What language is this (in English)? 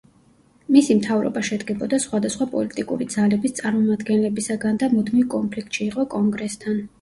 Georgian